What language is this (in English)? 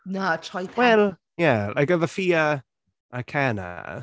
Welsh